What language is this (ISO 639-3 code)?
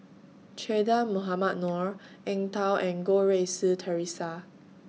eng